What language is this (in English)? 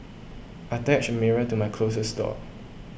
English